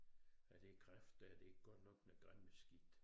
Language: Danish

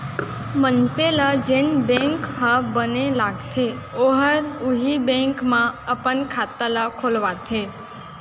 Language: Chhattisgarhi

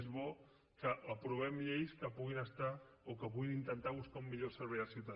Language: Catalan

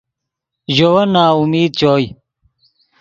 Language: Yidgha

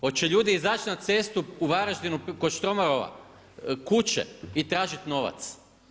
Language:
Croatian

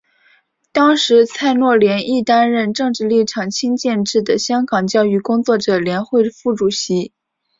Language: Chinese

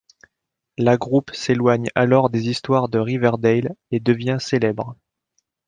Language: French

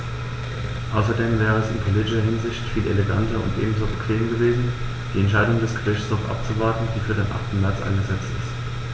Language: German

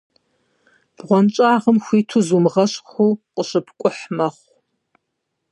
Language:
Kabardian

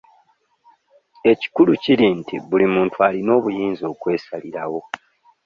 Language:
Ganda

